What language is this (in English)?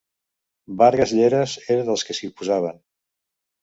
Catalan